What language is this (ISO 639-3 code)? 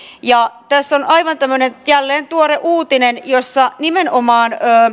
fin